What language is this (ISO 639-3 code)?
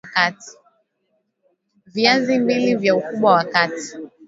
swa